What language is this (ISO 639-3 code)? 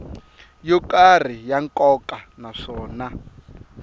tso